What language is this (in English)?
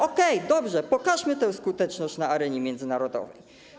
Polish